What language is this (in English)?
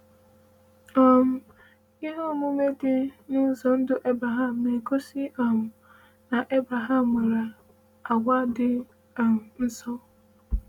Igbo